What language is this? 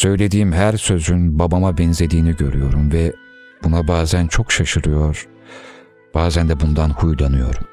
Turkish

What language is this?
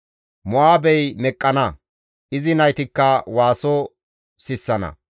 Gamo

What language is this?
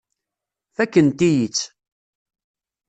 Kabyle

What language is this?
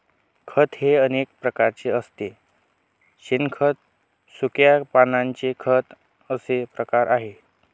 Marathi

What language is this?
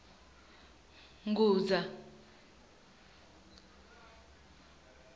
Venda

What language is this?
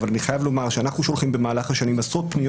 Hebrew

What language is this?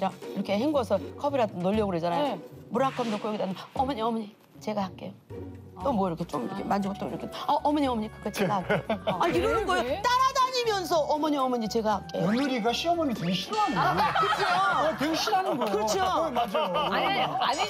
Korean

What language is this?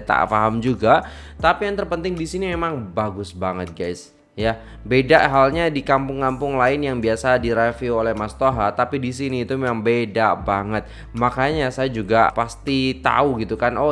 Indonesian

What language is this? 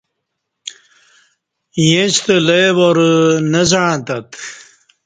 Kati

